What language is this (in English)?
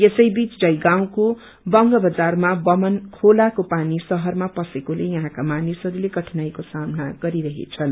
Nepali